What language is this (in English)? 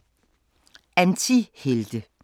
Danish